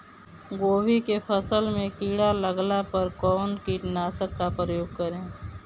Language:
Bhojpuri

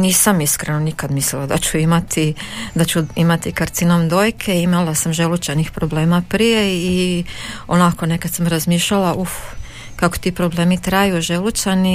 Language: Croatian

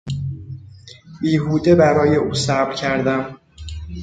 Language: Persian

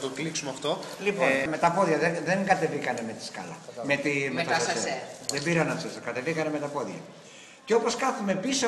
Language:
Greek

